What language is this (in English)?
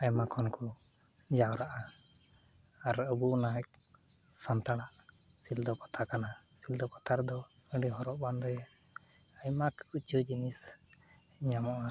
Santali